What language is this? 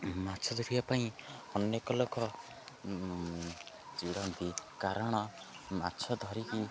Odia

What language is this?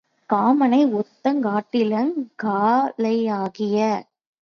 Tamil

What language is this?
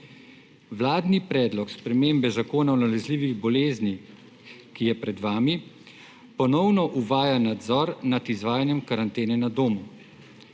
Slovenian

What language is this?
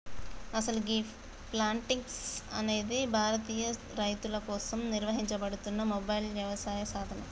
Telugu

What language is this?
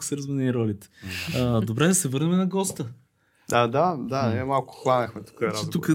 Bulgarian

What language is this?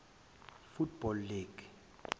Zulu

